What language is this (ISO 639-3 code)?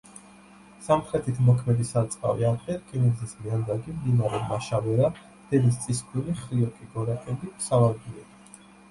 kat